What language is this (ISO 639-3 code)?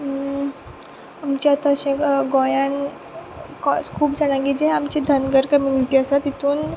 kok